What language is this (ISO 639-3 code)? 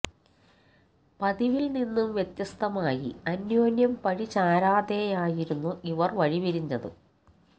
mal